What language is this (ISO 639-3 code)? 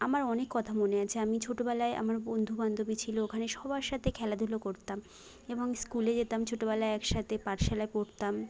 ben